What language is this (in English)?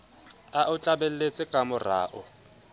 Southern Sotho